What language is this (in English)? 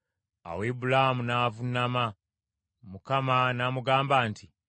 Ganda